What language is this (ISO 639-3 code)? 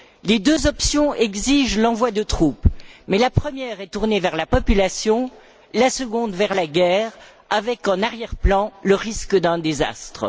fra